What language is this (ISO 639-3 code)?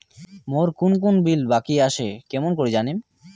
ben